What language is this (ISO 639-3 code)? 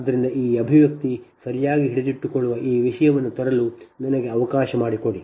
kan